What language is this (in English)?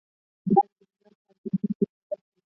Pashto